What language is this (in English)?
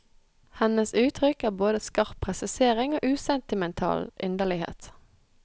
Norwegian